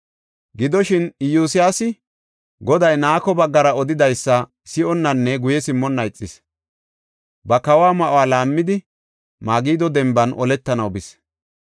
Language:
Gofa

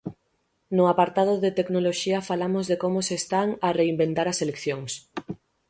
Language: Galician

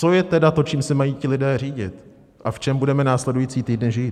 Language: Czech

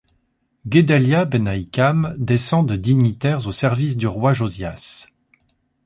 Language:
French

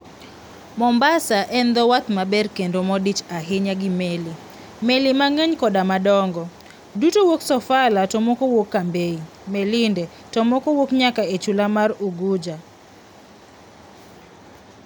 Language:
Luo (Kenya and Tanzania)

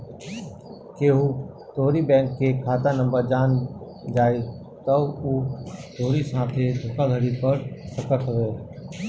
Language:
Bhojpuri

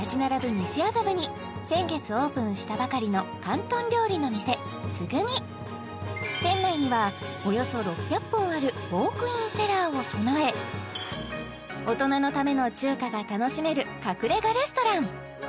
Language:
Japanese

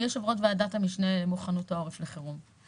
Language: Hebrew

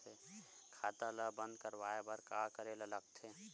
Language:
Chhattisgarhi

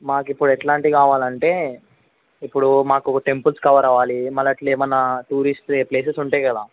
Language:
Telugu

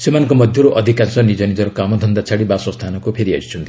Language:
Odia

